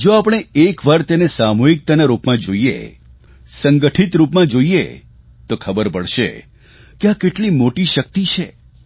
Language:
Gujarati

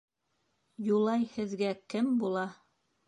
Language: Bashkir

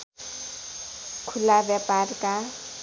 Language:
Nepali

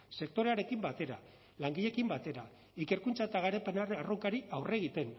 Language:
Basque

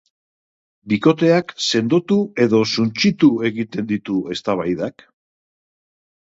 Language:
Basque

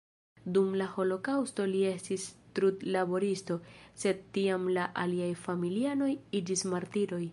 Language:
Esperanto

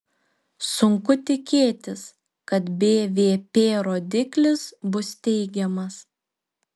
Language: Lithuanian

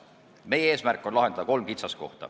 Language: Estonian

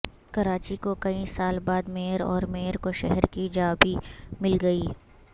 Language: Urdu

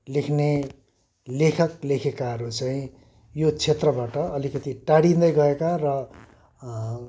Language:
Nepali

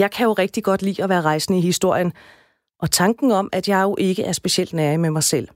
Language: Danish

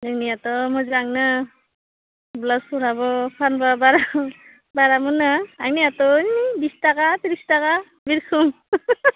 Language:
Bodo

